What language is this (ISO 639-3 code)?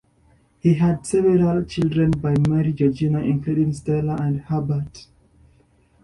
eng